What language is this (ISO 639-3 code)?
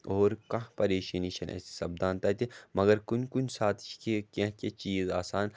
kas